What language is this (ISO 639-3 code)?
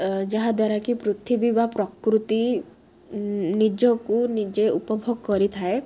ori